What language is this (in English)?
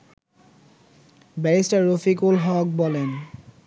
Bangla